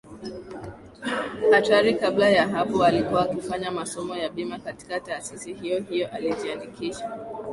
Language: Swahili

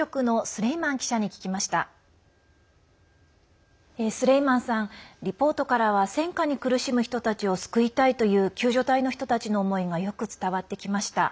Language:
Japanese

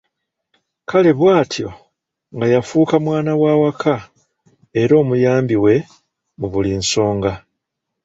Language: Ganda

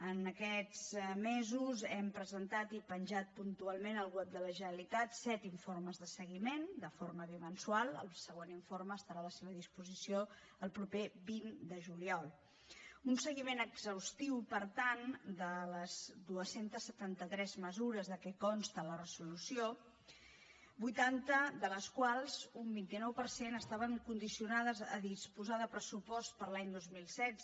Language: Catalan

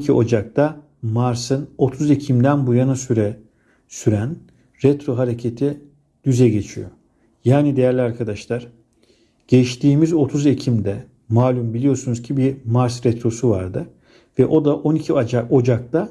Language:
Turkish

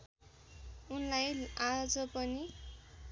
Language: Nepali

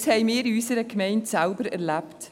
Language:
Swiss German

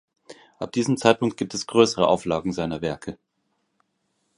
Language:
German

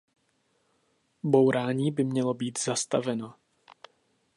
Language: Czech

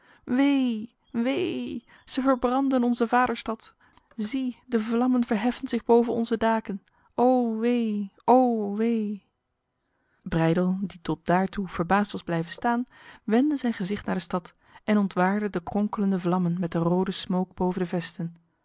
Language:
Dutch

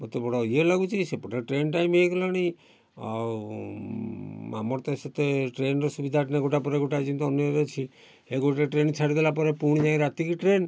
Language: Odia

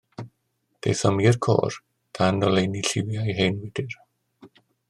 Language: Welsh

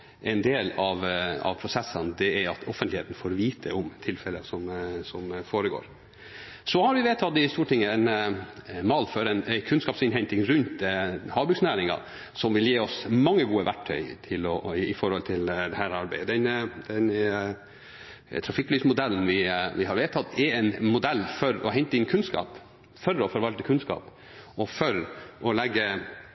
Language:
Norwegian Bokmål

